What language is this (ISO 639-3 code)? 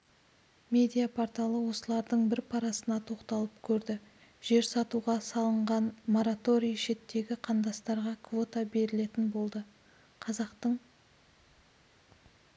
kaz